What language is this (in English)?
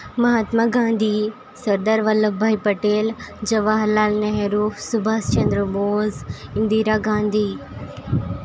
Gujarati